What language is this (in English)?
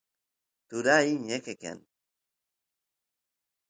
Santiago del Estero Quichua